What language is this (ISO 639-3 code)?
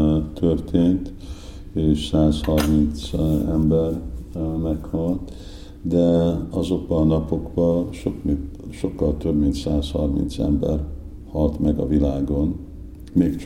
hun